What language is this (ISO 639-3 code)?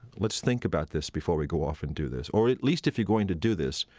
eng